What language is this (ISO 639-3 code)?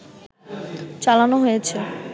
ben